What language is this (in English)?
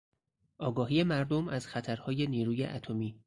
Persian